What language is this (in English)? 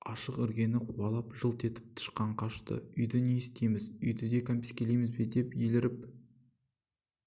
Kazakh